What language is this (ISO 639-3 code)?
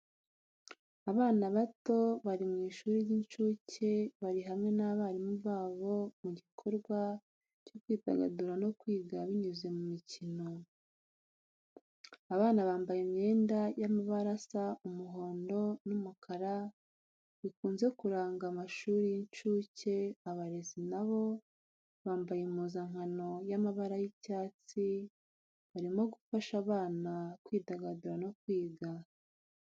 kin